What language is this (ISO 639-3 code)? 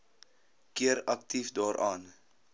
afr